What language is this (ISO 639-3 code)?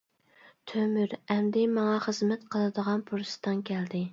uig